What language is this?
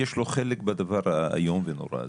Hebrew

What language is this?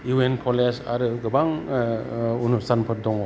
Bodo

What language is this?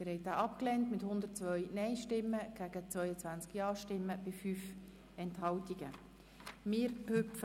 Swiss German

